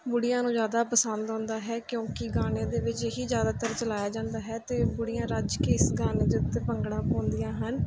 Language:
Punjabi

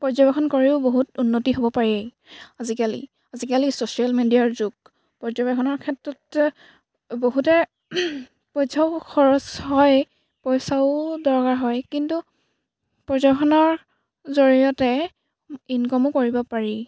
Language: Assamese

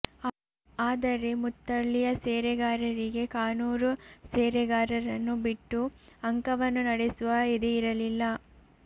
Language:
Kannada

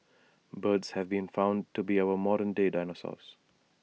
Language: English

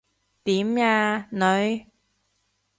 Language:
Cantonese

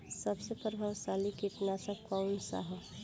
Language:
Bhojpuri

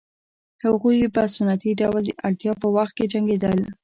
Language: Pashto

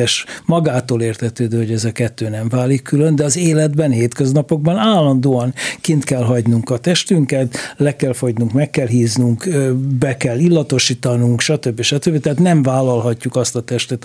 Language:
Hungarian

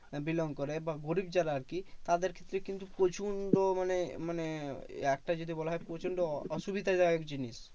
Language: Bangla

